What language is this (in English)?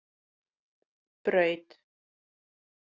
Icelandic